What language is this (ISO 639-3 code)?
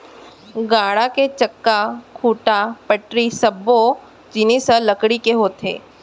hne